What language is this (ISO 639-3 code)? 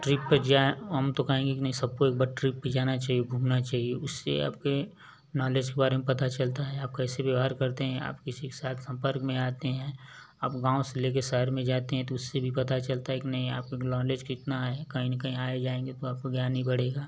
hin